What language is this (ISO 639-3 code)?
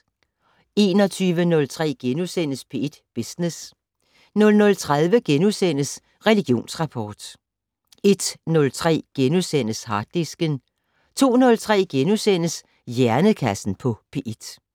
dan